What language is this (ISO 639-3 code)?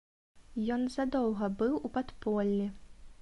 bel